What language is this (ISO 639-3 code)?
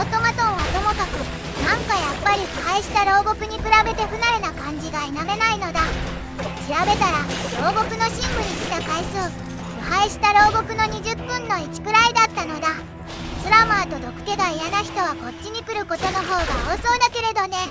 jpn